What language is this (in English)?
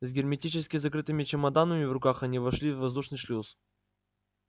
Russian